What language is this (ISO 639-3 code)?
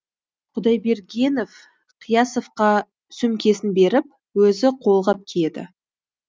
kaz